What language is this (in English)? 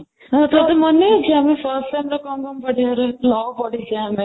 Odia